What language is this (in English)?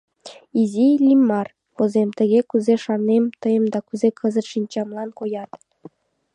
Mari